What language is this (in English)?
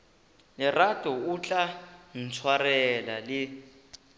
Northern Sotho